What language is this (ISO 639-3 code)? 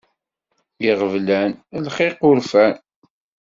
kab